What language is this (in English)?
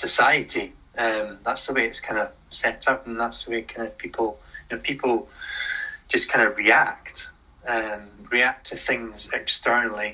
English